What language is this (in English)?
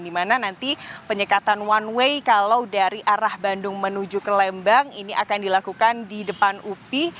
Indonesian